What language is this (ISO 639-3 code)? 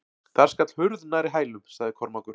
isl